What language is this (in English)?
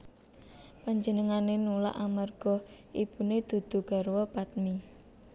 Javanese